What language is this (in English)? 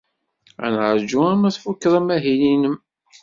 Kabyle